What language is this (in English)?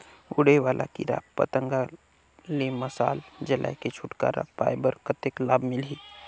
Chhattisgarhi